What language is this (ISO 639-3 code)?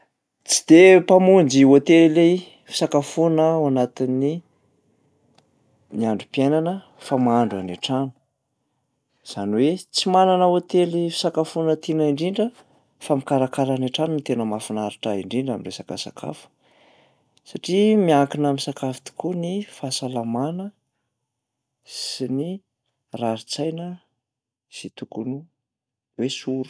mlg